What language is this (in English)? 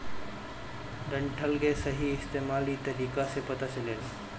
Bhojpuri